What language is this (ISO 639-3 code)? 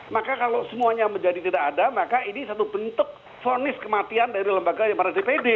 ind